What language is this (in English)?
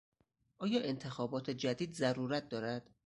Persian